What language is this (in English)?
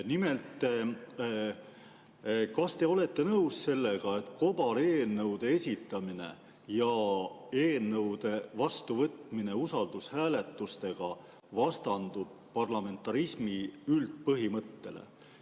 Estonian